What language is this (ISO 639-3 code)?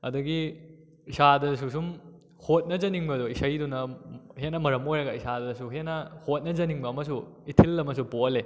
mni